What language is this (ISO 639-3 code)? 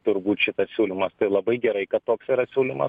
lit